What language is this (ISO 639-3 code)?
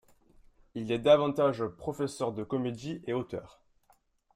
fra